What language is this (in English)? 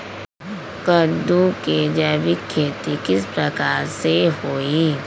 Magahi